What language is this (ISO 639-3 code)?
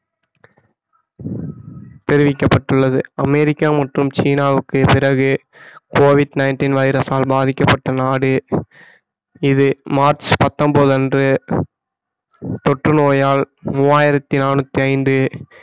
tam